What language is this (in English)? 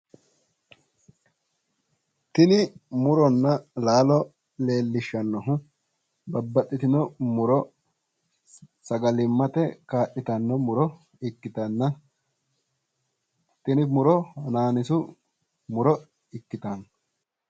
Sidamo